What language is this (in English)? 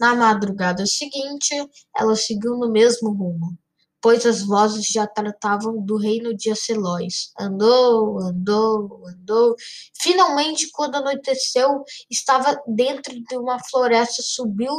Portuguese